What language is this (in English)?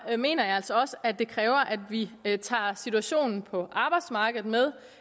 Danish